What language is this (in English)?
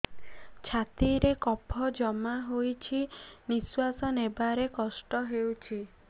Odia